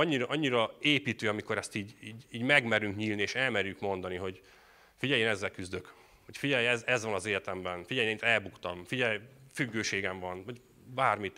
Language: Hungarian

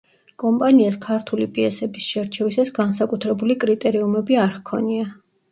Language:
Georgian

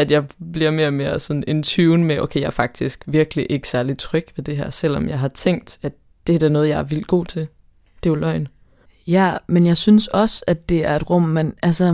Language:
Danish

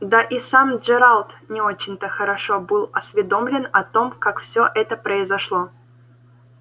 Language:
Russian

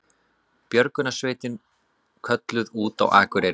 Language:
Icelandic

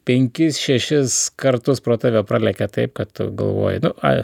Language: Lithuanian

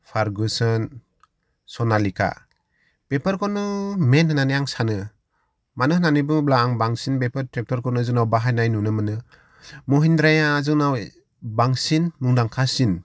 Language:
Bodo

